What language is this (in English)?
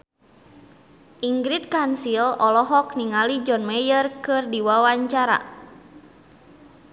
Sundanese